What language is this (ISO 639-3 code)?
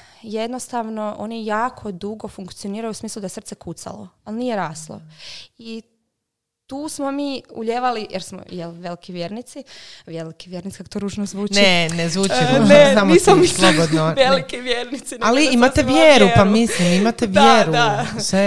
hrv